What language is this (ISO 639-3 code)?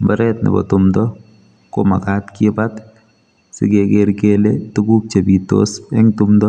kln